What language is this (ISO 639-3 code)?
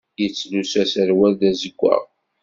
kab